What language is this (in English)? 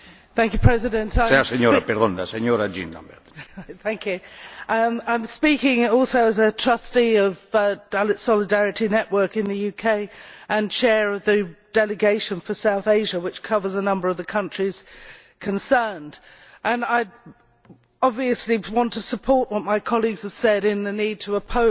English